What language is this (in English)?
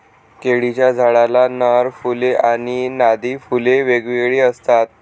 Marathi